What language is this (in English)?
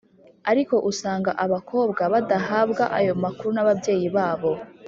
Kinyarwanda